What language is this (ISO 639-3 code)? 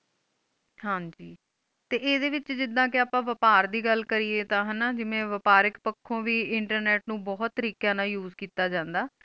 pan